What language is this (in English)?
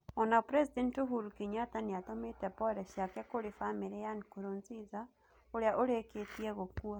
Kikuyu